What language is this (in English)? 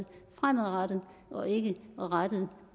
Danish